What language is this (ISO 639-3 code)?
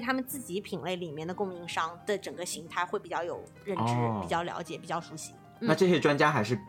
zho